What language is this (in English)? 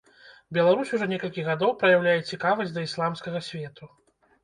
Belarusian